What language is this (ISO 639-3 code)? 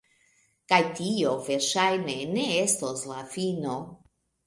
epo